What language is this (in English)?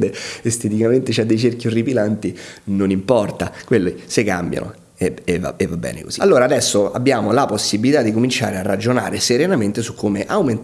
Italian